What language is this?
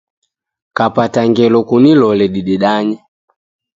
Taita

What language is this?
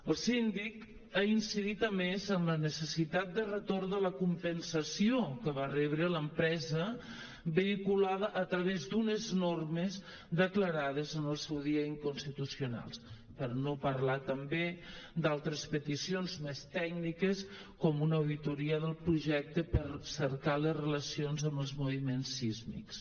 Catalan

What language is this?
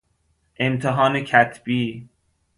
Persian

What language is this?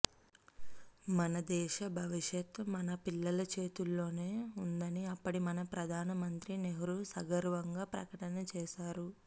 Telugu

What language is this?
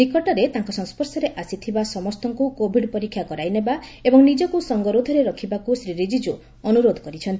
Odia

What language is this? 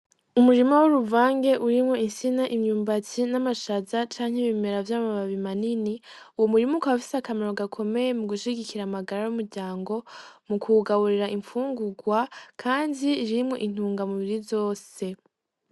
Rundi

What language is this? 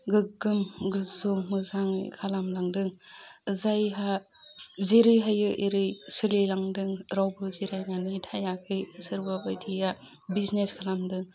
Bodo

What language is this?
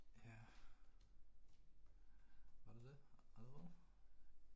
Danish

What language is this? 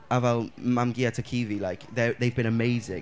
Welsh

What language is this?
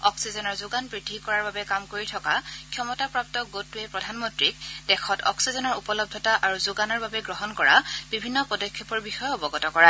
Assamese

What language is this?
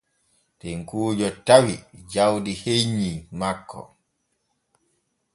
Borgu Fulfulde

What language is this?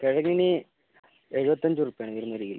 Malayalam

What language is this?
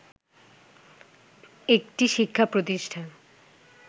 Bangla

